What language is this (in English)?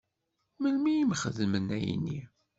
Kabyle